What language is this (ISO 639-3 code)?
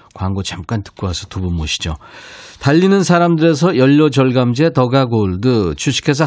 kor